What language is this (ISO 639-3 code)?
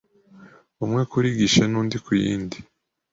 kin